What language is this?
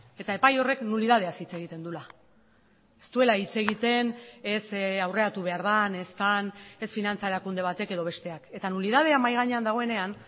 Basque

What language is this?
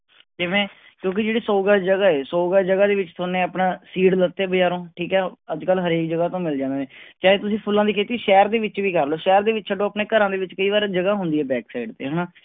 Punjabi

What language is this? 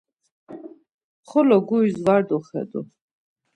Laz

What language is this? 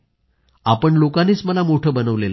Marathi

